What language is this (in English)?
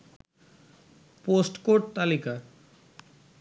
Bangla